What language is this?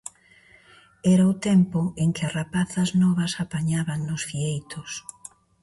Galician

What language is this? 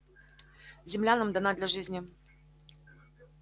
Russian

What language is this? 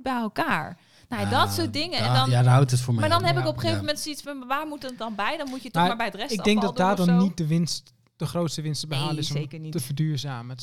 Dutch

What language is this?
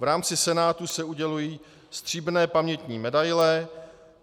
Czech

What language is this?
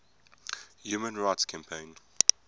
English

